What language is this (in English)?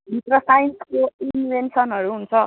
Nepali